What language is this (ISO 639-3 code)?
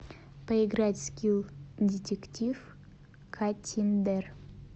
rus